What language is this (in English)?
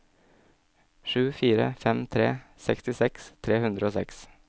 Norwegian